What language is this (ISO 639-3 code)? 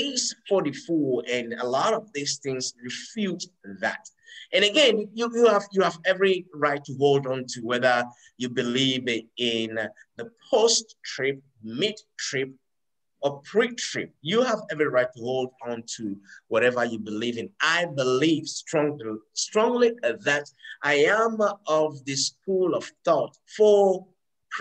eng